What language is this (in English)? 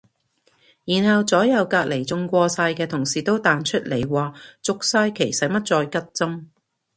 Cantonese